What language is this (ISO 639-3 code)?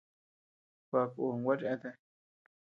cux